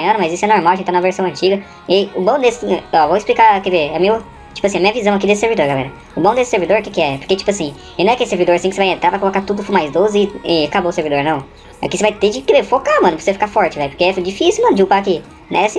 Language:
Portuguese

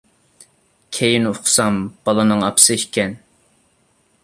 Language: Uyghur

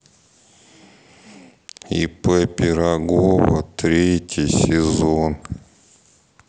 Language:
Russian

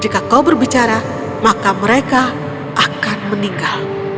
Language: Indonesian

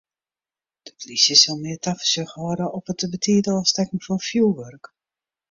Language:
Western Frisian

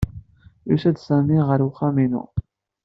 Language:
Kabyle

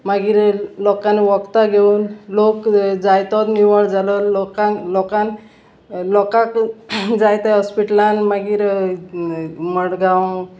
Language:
Konkani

